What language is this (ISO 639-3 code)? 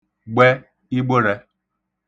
ibo